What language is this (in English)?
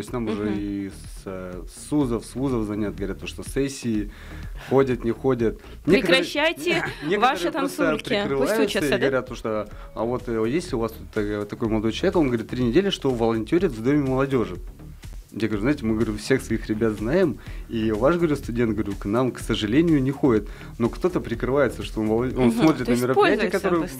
Russian